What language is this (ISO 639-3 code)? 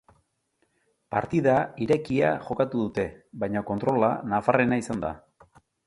eus